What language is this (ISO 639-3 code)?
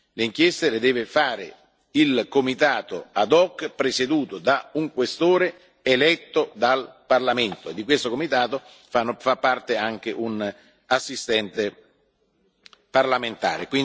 ita